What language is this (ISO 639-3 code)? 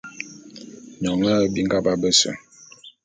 bum